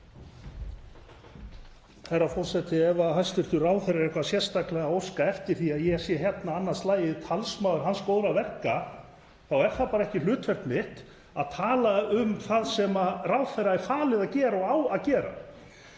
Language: Icelandic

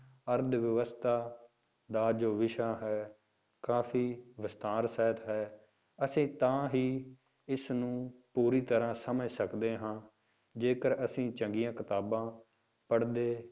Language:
Punjabi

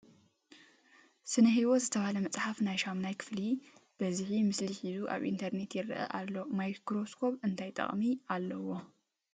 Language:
Tigrinya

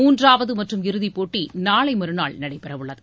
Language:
Tamil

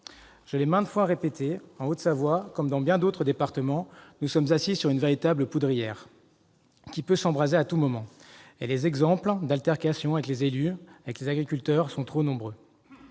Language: French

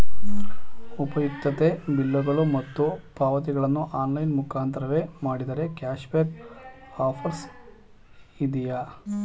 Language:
Kannada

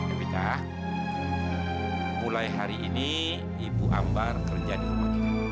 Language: Indonesian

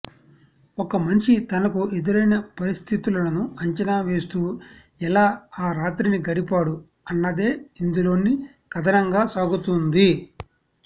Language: Telugu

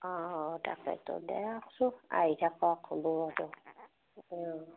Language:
Assamese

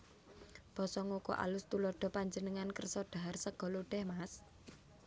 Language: Javanese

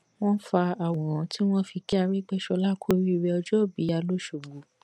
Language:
Yoruba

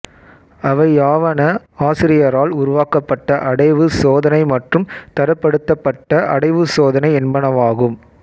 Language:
Tamil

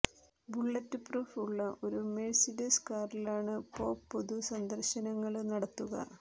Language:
Malayalam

